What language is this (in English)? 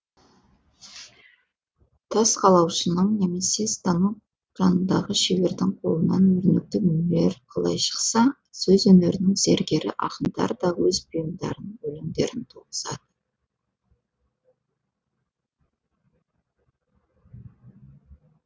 Kazakh